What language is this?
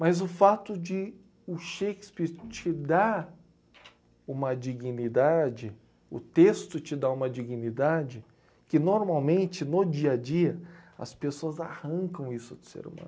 Portuguese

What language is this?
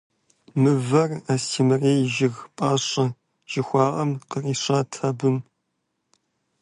Kabardian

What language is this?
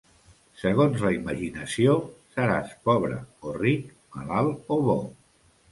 Catalan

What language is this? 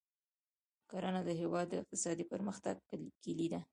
Pashto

